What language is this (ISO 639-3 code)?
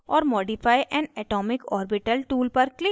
hin